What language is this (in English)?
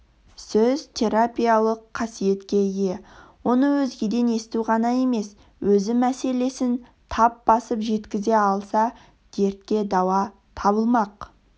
Kazakh